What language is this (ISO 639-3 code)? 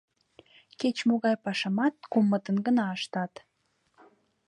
chm